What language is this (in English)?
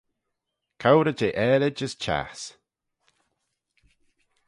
Manx